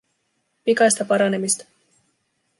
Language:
Finnish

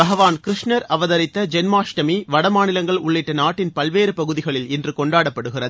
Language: Tamil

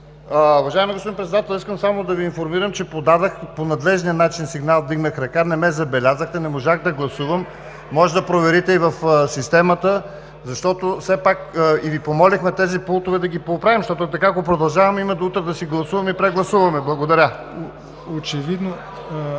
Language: Bulgarian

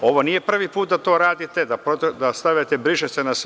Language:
Serbian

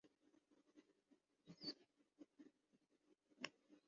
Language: Urdu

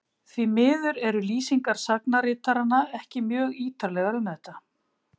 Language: Icelandic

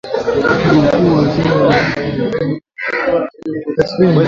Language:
Swahili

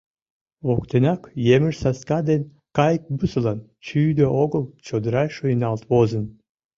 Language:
Mari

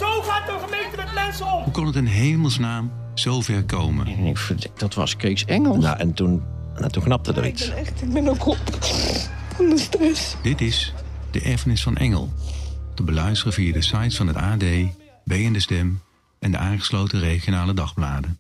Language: Dutch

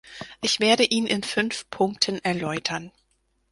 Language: German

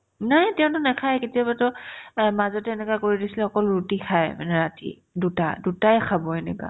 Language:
Assamese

